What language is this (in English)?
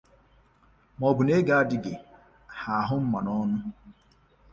Igbo